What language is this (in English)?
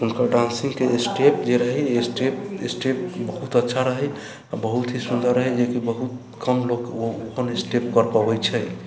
Maithili